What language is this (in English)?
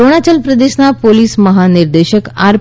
Gujarati